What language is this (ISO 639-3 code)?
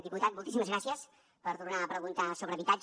cat